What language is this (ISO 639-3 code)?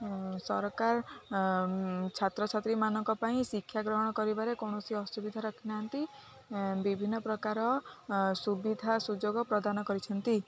ori